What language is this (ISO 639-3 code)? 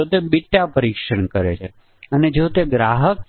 guj